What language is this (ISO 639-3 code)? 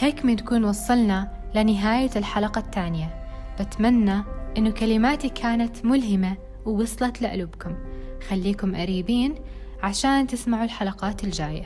ara